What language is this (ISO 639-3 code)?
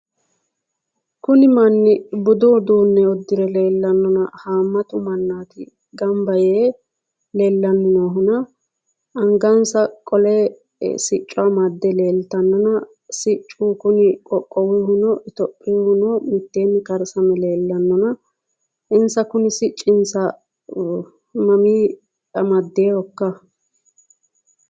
sid